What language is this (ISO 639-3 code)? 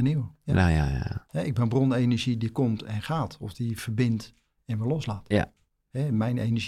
nld